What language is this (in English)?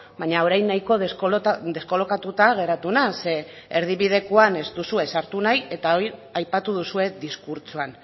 Basque